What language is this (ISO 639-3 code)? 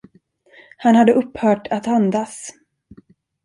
swe